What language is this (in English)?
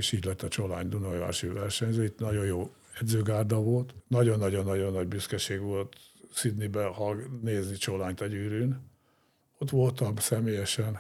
Hungarian